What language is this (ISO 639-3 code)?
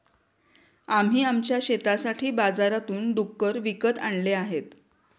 mar